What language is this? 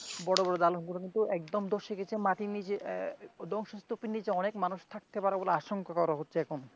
Bangla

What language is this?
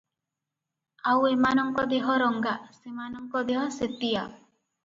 Odia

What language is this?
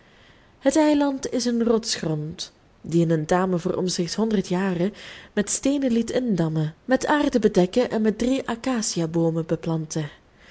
Dutch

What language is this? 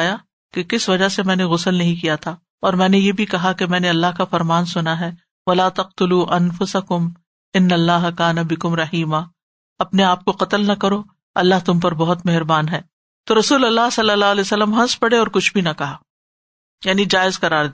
Urdu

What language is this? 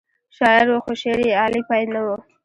Pashto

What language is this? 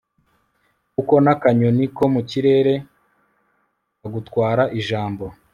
Kinyarwanda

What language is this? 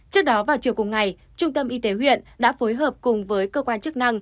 Vietnamese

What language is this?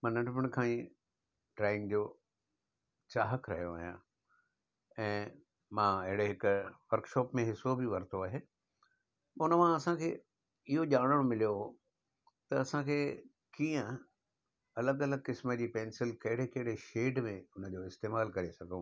Sindhi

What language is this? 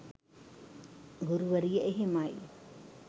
Sinhala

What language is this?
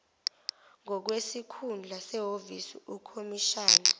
Zulu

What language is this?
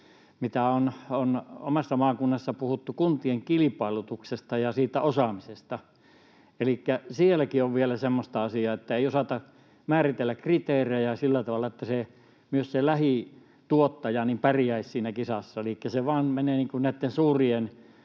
Finnish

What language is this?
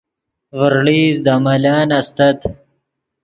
Yidgha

